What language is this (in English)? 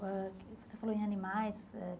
Portuguese